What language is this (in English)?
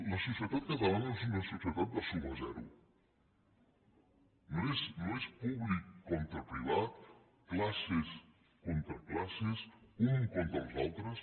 Catalan